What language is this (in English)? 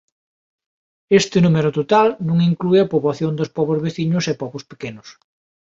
Galician